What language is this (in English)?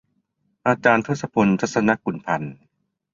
Thai